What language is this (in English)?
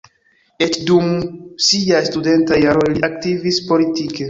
Esperanto